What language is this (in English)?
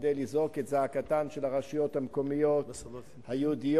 Hebrew